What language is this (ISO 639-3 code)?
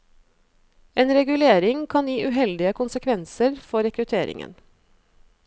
nor